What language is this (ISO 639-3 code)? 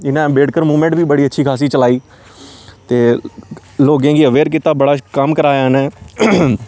doi